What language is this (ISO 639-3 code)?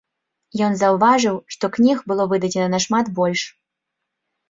bel